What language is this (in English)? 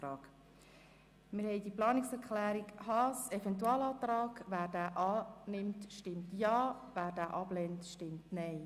Swiss German